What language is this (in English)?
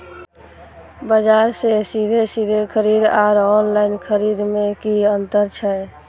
Maithili